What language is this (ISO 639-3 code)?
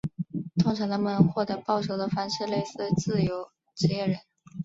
zho